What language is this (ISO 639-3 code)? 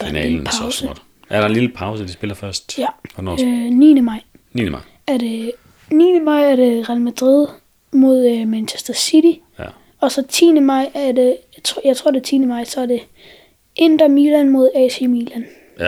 dan